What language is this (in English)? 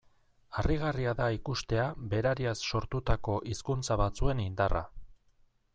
Basque